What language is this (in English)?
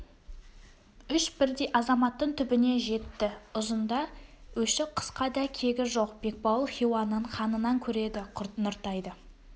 Kazakh